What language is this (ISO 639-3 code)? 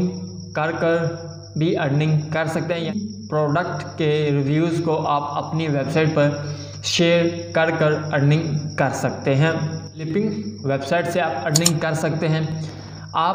hin